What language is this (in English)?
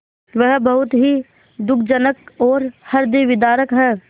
Hindi